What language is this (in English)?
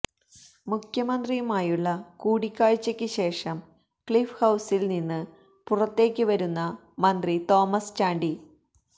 Malayalam